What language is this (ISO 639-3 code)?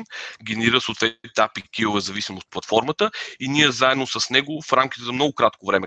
bul